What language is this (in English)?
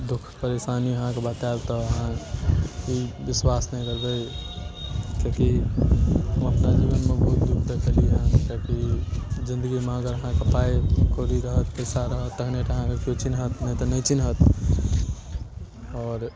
Maithili